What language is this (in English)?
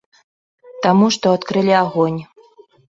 Belarusian